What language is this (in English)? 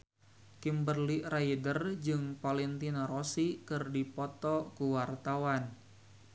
Sundanese